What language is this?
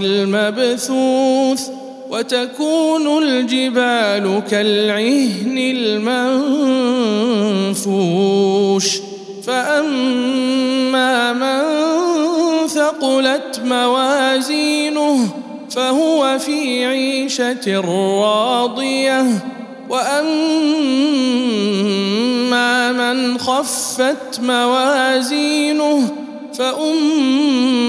Arabic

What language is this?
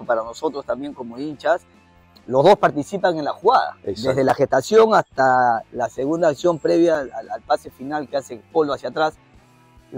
Spanish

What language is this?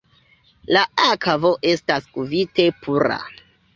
Esperanto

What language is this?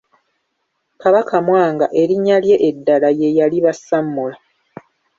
Ganda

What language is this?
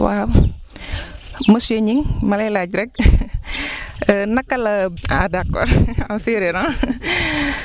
Wolof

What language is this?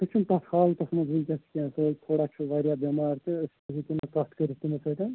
Kashmiri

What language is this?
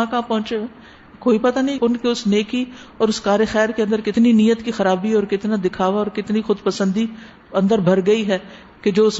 Urdu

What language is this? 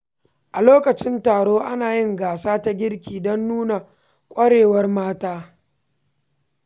Hausa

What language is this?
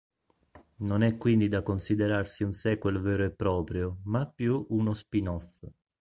Italian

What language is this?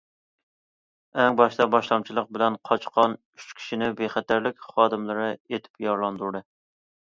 Uyghur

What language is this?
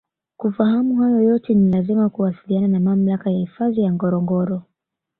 Swahili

